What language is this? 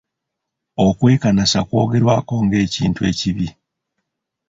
Ganda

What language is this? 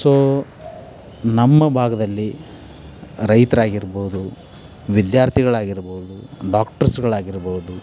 Kannada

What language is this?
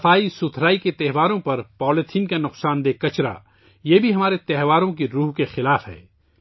Urdu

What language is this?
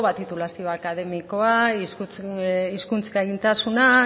Basque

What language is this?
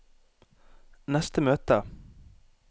Norwegian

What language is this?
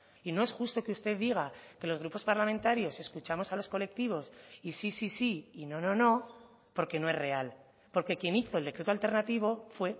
Spanish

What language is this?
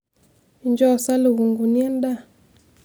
Masai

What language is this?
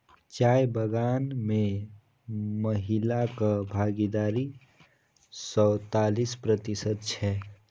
Maithili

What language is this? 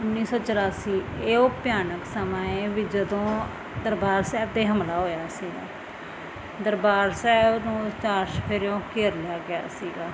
Punjabi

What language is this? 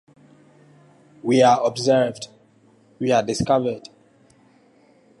English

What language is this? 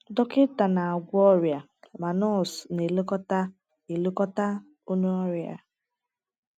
Igbo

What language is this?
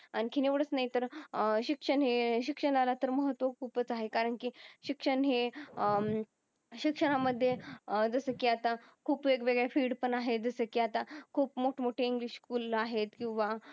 Marathi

